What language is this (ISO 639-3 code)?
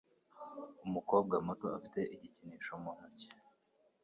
kin